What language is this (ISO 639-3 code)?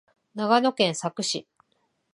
jpn